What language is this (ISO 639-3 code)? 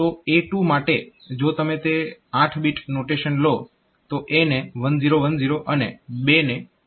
guj